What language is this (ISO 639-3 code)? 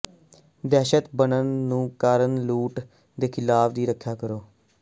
pan